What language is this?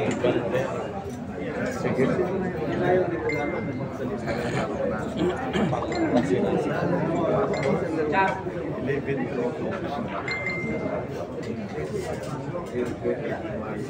Filipino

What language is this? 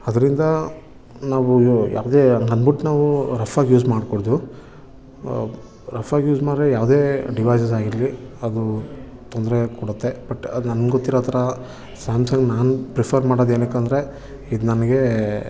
Kannada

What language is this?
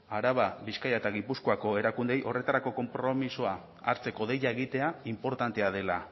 Basque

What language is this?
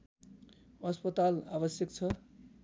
Nepali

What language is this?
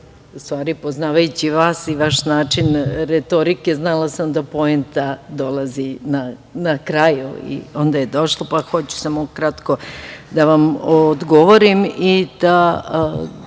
Serbian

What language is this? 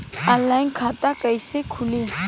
Bhojpuri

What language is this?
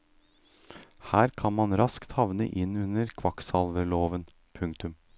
Norwegian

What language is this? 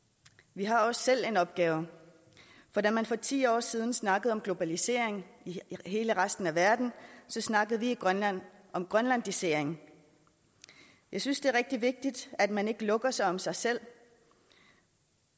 Danish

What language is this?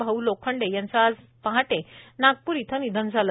Marathi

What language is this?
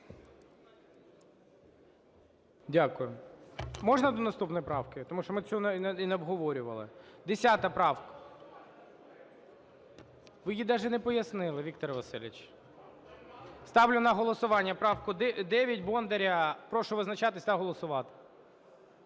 Ukrainian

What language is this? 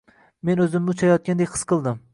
Uzbek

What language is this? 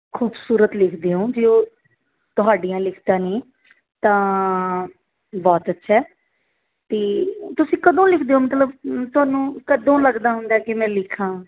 Punjabi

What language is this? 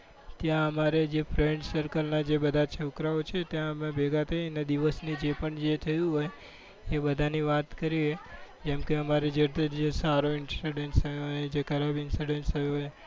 Gujarati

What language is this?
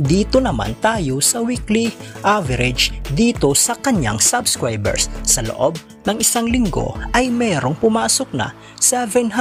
Filipino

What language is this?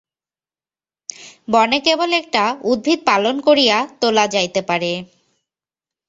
Bangla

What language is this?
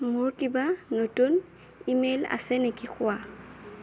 Assamese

